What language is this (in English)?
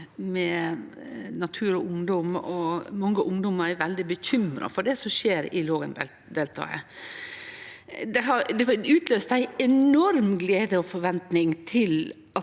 Norwegian